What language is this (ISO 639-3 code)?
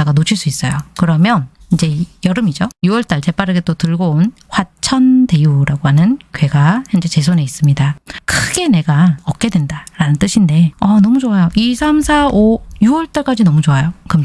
kor